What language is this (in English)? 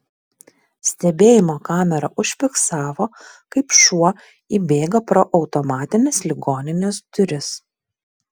Lithuanian